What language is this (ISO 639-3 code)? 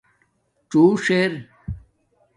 dmk